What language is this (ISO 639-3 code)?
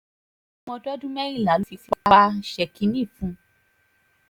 yor